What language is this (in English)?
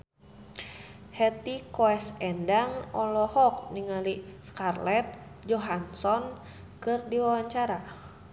Sundanese